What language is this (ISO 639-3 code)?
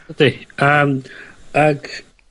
cym